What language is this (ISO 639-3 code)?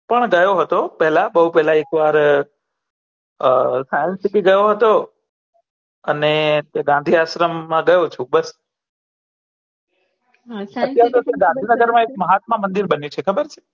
guj